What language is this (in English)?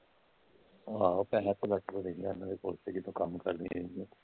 Punjabi